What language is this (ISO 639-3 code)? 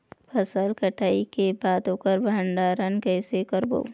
hne